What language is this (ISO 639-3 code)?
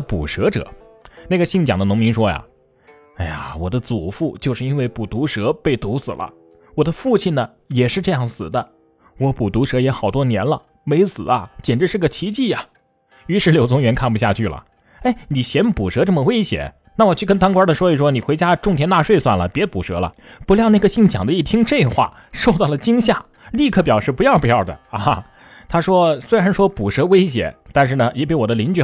zho